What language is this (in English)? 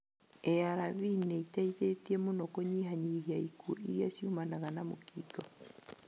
Kikuyu